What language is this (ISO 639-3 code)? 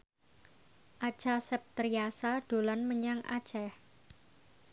jav